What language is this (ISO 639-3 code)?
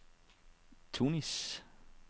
dan